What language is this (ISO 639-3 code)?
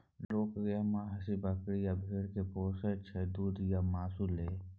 mai